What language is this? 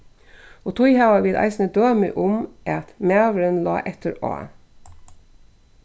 Faroese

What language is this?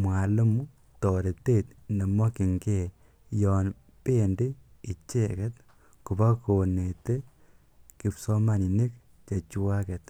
Kalenjin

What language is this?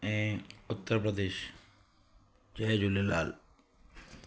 Sindhi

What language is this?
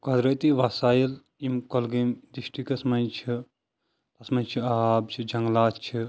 Kashmiri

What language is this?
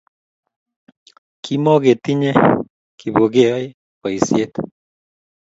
Kalenjin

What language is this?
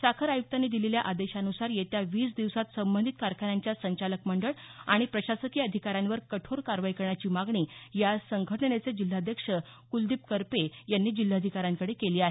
Marathi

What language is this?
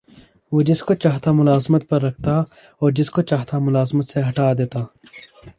Urdu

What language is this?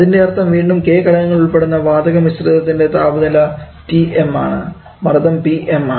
Malayalam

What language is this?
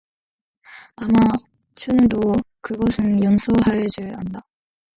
Korean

